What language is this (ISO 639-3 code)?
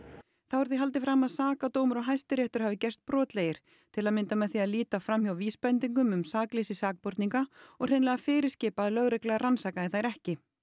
isl